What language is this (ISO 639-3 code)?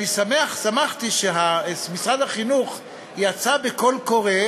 heb